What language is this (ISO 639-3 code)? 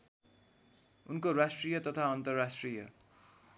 nep